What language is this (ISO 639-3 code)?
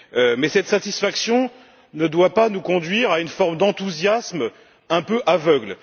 fra